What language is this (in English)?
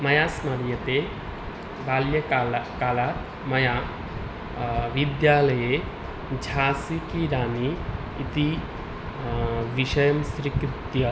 Sanskrit